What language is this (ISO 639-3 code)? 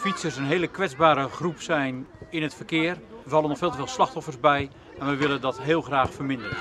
nld